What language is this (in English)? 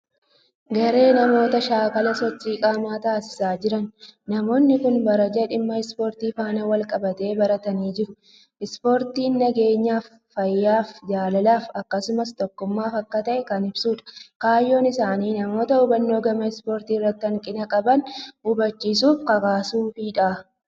Oromo